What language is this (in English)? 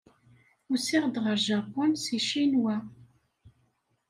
Kabyle